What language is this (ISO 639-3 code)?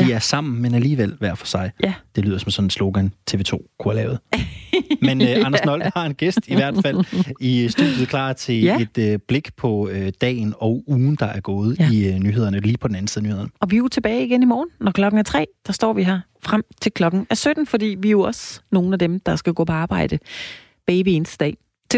dan